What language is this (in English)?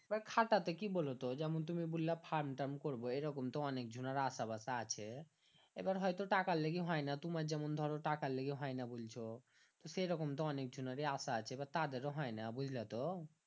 Bangla